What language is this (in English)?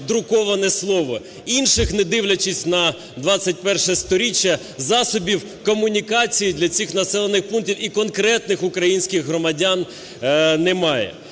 Ukrainian